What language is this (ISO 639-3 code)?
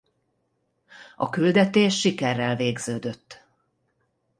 hun